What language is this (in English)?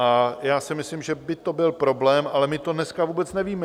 Czech